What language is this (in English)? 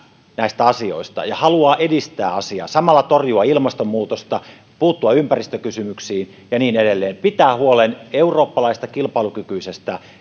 Finnish